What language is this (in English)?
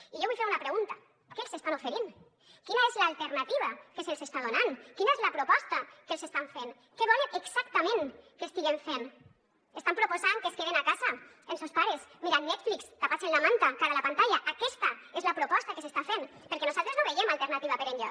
Catalan